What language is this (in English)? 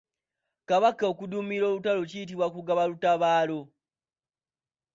Ganda